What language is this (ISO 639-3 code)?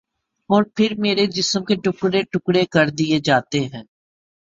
urd